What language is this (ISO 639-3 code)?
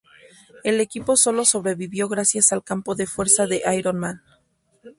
spa